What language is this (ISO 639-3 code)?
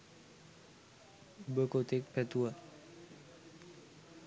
sin